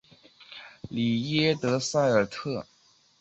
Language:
Chinese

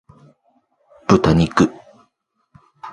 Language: Japanese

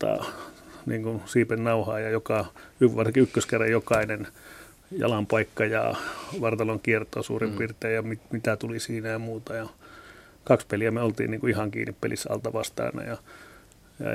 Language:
Finnish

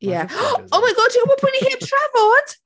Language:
Welsh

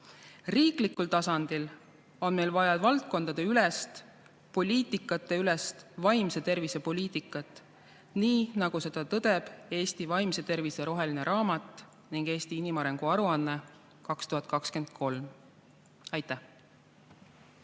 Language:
Estonian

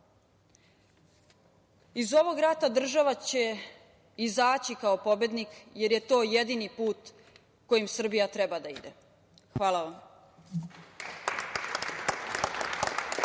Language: Serbian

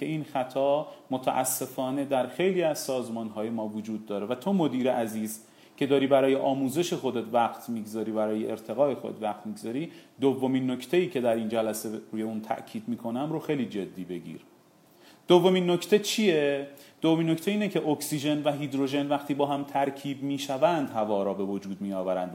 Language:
Persian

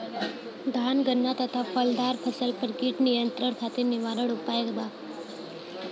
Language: Bhojpuri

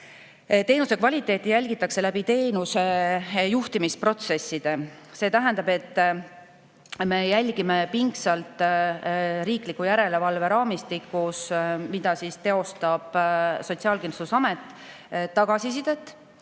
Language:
Estonian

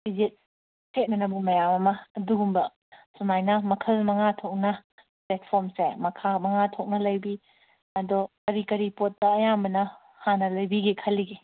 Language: Manipuri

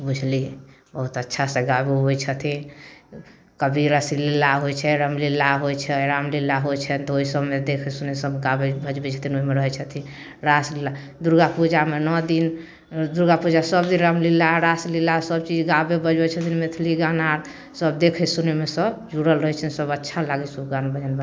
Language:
Maithili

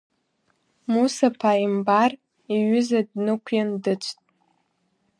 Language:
Abkhazian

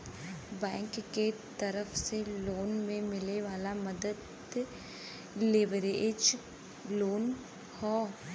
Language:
Bhojpuri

